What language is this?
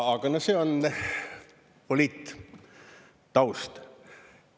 Estonian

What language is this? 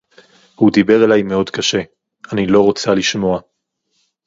Hebrew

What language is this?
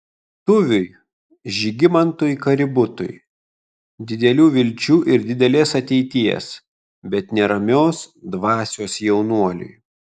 Lithuanian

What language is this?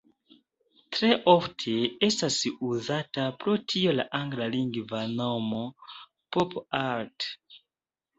Esperanto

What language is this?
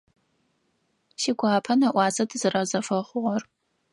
Adyghe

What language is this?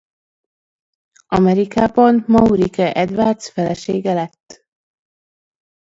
Hungarian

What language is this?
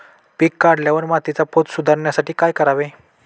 Marathi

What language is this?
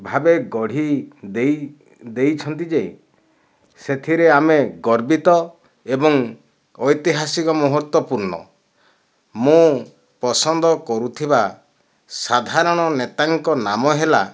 Odia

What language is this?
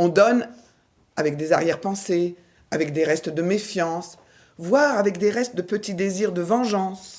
French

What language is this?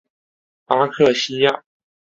Chinese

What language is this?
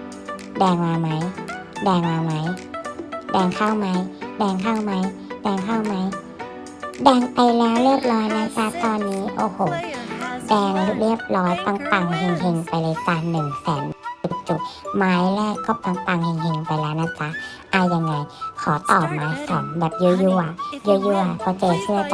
Thai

